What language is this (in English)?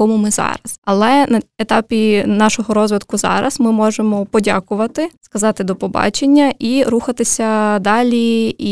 Ukrainian